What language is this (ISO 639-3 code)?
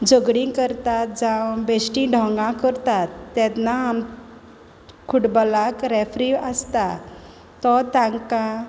kok